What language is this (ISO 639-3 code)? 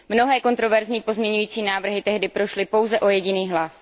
ces